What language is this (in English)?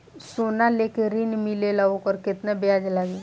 Bhojpuri